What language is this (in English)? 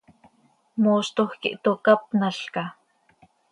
Seri